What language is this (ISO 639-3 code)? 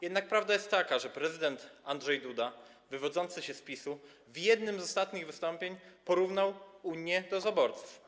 pol